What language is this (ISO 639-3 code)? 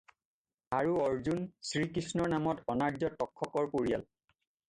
asm